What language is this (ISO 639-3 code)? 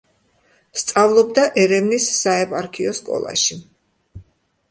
kat